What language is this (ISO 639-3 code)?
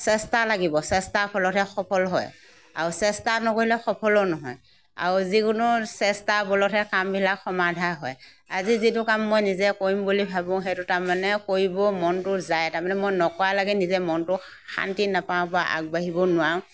asm